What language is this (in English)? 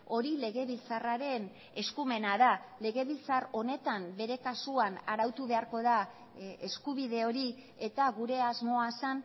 Basque